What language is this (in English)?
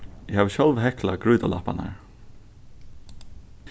Faroese